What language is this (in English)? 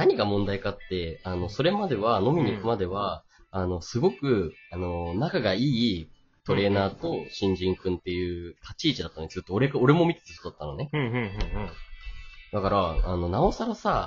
Japanese